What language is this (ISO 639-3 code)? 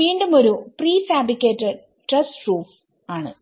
mal